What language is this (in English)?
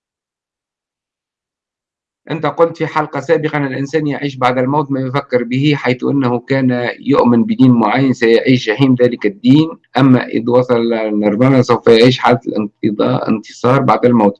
Arabic